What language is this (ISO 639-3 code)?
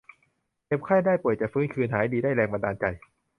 tha